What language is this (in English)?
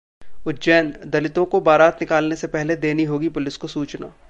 Hindi